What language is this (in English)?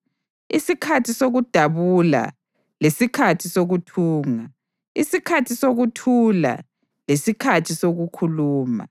North Ndebele